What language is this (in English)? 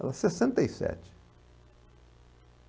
Portuguese